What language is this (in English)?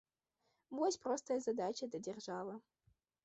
Belarusian